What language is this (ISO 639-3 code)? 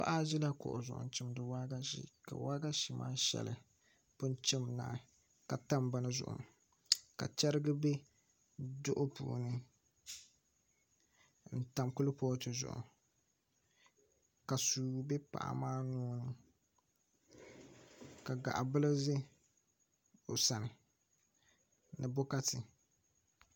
dag